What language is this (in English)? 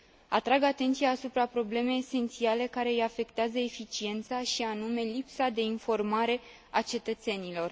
Romanian